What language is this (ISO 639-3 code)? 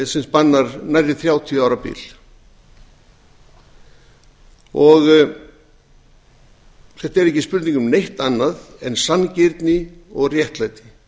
isl